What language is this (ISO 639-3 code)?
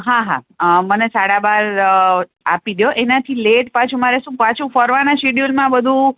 guj